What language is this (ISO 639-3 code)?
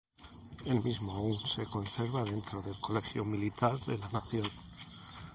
spa